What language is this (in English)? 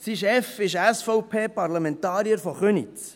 Swiss German